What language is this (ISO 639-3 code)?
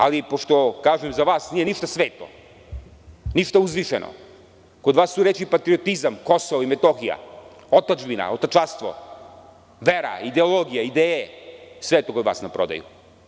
srp